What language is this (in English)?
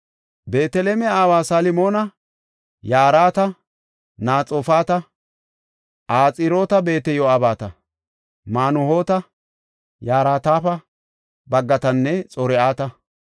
Gofa